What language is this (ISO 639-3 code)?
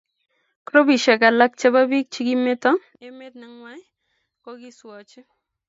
kln